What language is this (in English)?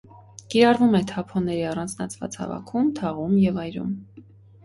Armenian